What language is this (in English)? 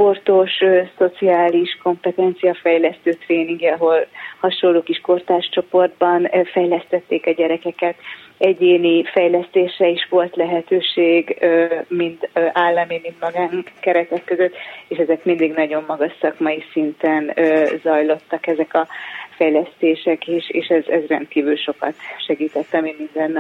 Hungarian